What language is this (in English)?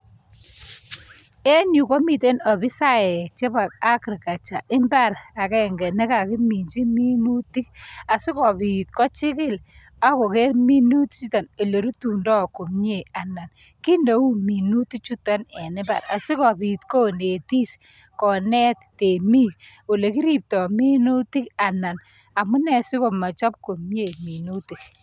Kalenjin